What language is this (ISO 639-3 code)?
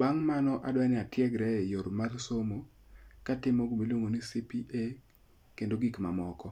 luo